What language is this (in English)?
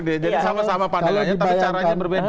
Indonesian